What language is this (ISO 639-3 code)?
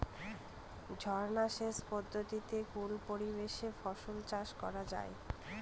ben